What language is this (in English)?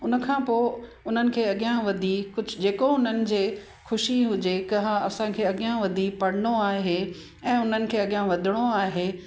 Sindhi